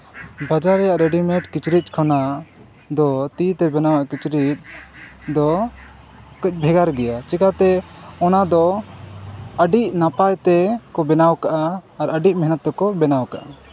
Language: Santali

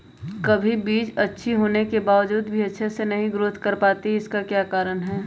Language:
Magahi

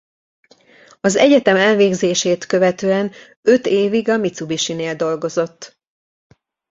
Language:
Hungarian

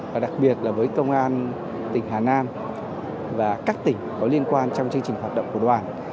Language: Vietnamese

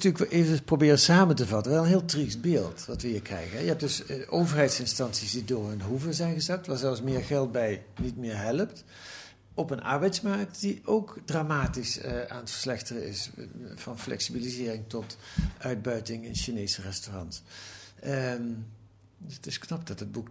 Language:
Dutch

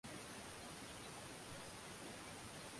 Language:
Swahili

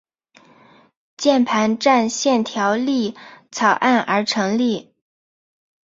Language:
Chinese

